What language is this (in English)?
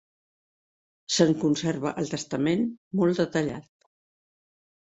Catalan